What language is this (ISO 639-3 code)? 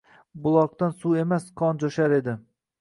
uzb